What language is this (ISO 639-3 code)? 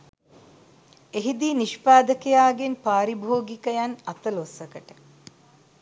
sin